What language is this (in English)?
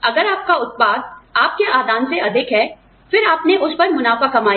Hindi